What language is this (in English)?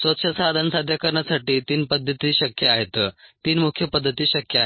Marathi